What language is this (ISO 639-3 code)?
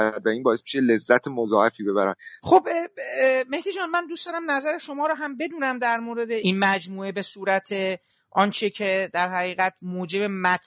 fas